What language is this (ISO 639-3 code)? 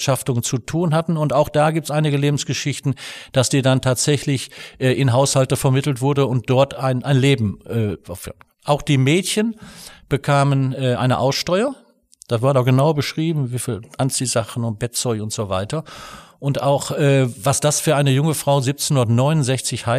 deu